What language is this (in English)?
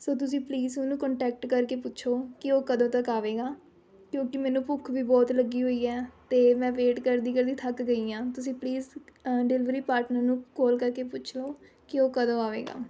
Punjabi